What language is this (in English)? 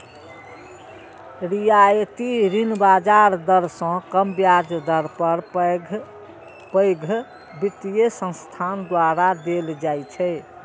Maithili